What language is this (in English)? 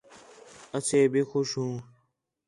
Khetrani